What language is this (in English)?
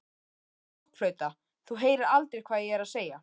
Icelandic